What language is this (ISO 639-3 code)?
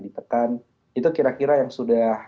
ind